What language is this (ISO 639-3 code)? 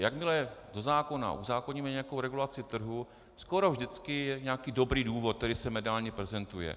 ces